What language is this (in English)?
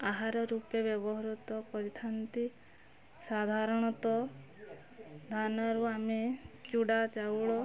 Odia